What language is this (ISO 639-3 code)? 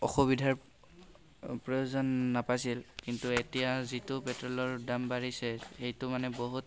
asm